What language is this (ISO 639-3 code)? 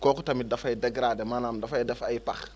wol